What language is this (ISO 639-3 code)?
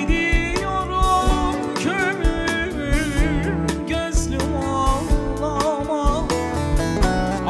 tur